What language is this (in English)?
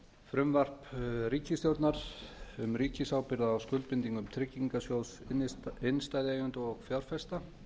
Icelandic